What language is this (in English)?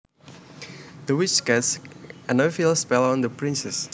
Javanese